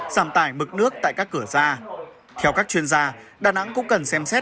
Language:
Vietnamese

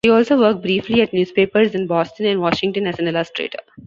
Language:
English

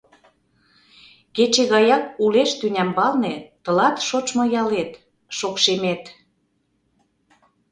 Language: Mari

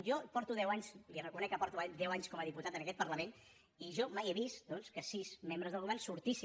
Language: Catalan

